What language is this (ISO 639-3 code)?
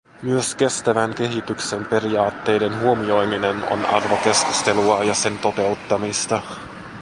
fin